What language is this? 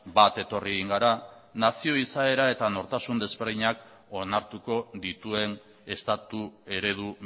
Basque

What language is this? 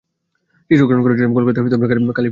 Bangla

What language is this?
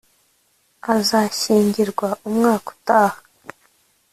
Kinyarwanda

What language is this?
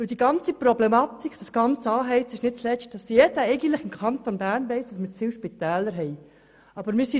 Swiss German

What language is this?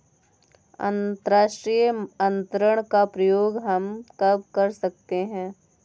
Hindi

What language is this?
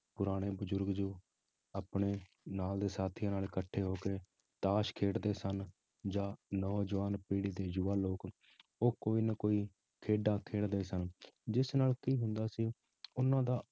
Punjabi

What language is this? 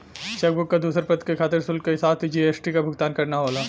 Bhojpuri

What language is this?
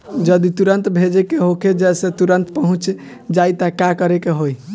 Bhojpuri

